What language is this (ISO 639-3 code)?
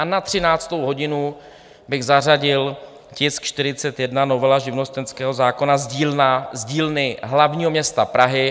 ces